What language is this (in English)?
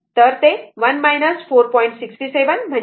Marathi